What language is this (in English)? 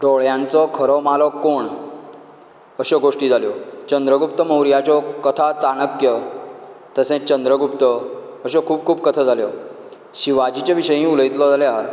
Konkani